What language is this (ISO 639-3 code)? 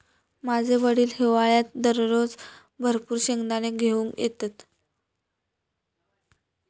mar